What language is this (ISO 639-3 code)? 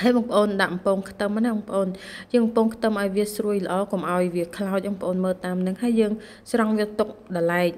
vie